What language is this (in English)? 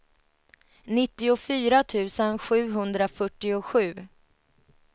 Swedish